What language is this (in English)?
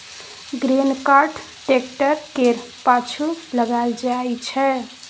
Maithili